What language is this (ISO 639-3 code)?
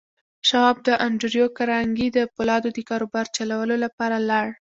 pus